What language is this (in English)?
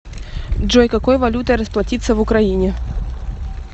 Russian